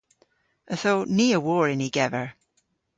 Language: Cornish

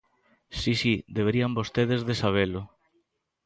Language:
Galician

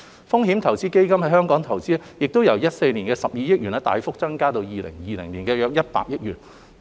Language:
Cantonese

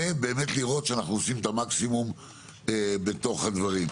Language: Hebrew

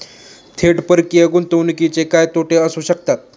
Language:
Marathi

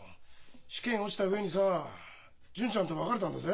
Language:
Japanese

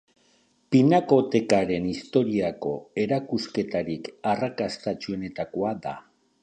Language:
Basque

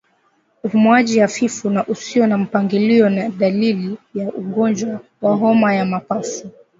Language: Swahili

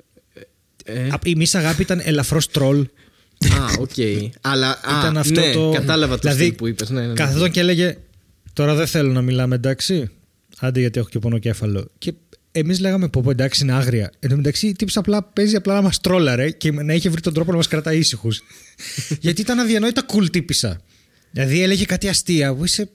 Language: Greek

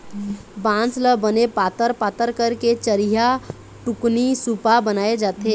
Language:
Chhattisgarhi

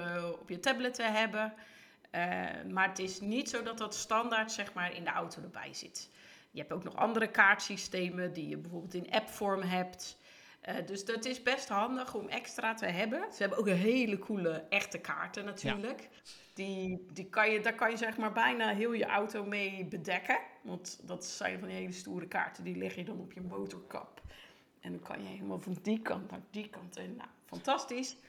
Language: Dutch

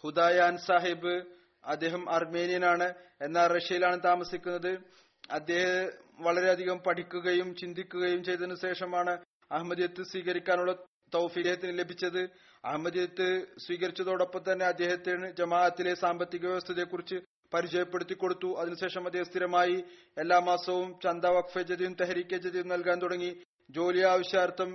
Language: Malayalam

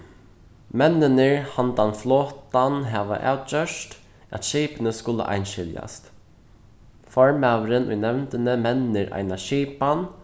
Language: Faroese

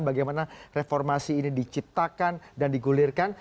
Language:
Indonesian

